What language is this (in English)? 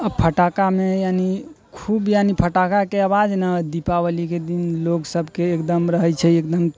Maithili